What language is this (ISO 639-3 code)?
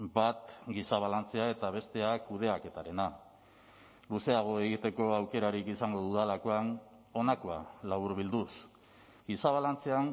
eus